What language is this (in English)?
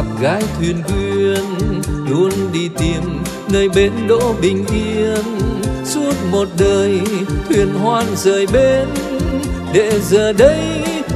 Vietnamese